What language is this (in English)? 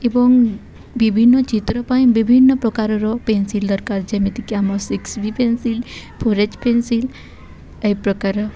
Odia